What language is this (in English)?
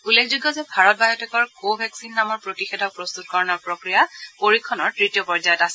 Assamese